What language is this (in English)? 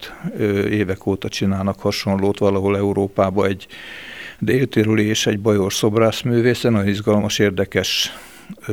Hungarian